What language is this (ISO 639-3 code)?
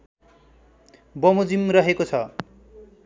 nep